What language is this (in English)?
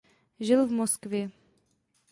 Czech